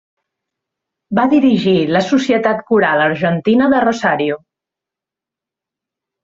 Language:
Catalan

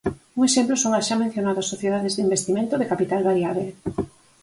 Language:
Galician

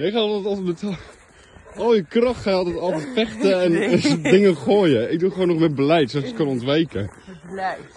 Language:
Dutch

